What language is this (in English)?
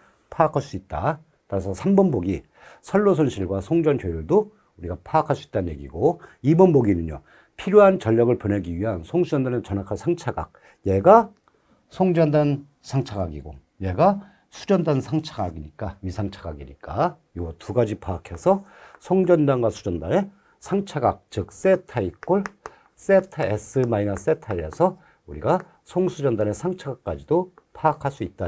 Korean